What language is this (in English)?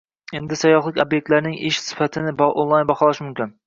Uzbek